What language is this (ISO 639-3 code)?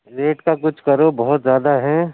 urd